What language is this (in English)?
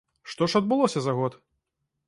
Belarusian